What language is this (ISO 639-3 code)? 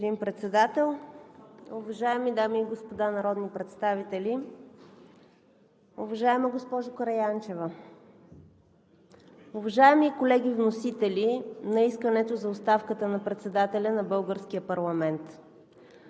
bul